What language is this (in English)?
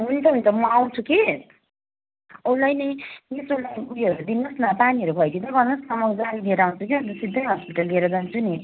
Nepali